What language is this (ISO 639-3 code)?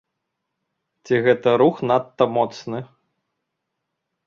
bel